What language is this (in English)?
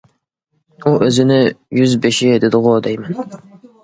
Uyghur